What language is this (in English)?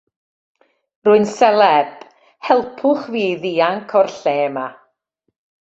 Welsh